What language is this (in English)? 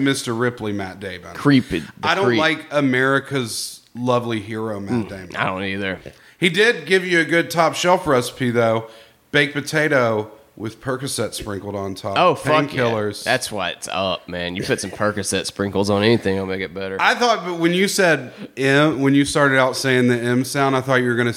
English